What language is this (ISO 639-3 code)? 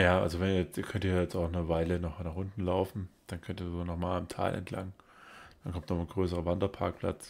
deu